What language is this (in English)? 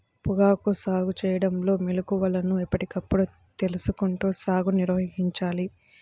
Telugu